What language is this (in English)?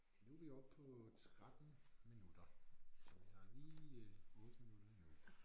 Danish